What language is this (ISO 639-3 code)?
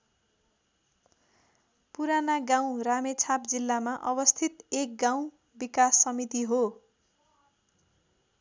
nep